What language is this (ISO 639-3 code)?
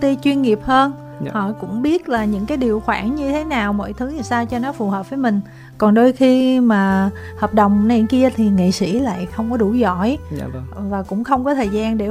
vie